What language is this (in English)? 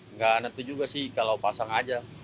Indonesian